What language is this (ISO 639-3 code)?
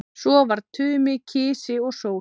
isl